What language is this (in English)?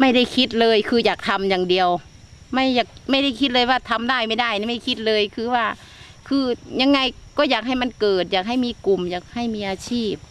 Thai